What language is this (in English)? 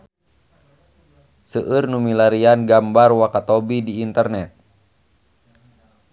Sundanese